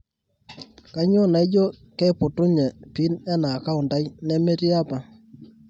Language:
Masai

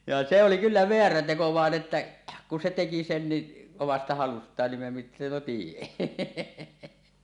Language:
Finnish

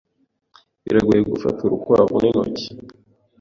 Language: Kinyarwanda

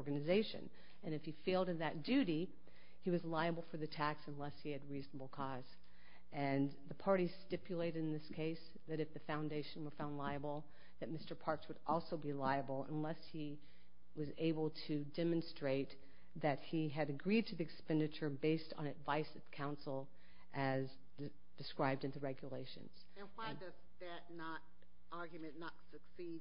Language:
English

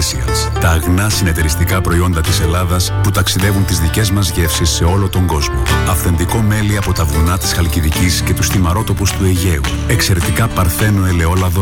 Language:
Greek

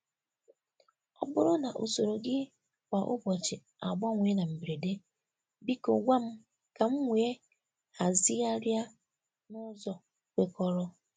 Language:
Igbo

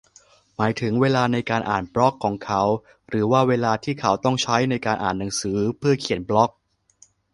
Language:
Thai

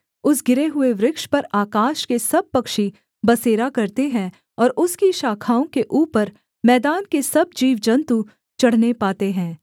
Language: Hindi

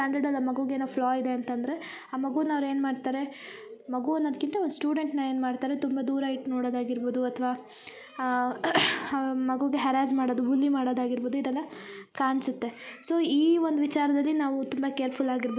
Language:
Kannada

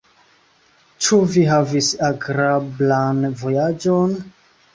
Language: Esperanto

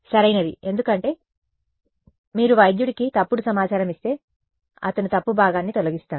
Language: Telugu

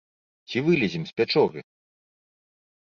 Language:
Belarusian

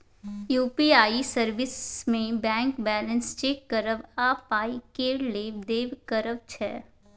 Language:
Maithili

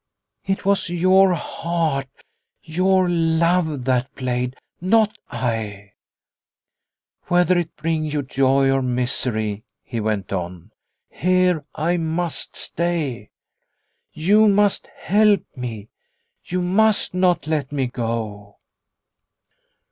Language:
English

